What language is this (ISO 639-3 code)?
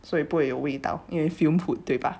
eng